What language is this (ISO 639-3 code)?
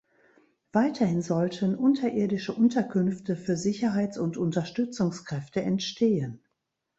deu